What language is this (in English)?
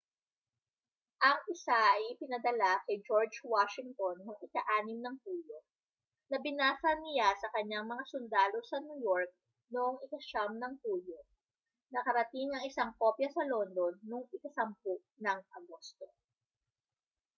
Filipino